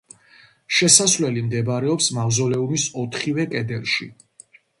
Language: Georgian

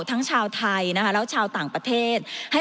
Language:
Thai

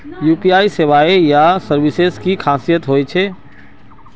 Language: Magahi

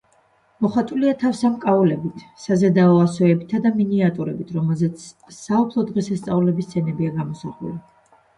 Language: Georgian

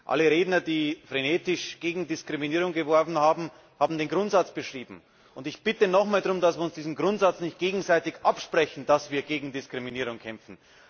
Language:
German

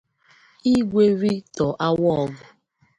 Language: Igbo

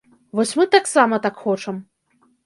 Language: Belarusian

